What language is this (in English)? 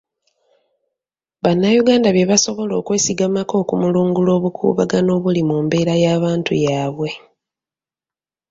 Ganda